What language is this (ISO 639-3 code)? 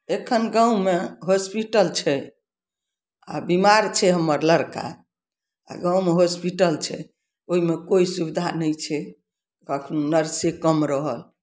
mai